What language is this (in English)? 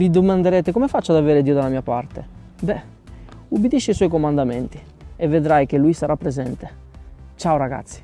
Italian